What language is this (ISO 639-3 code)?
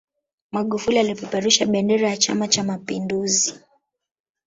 swa